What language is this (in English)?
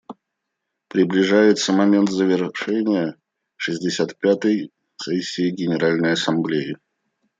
Russian